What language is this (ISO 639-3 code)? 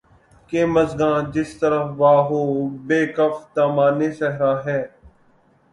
urd